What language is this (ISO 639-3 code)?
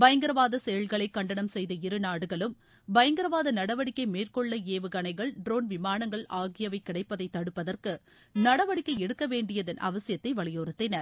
tam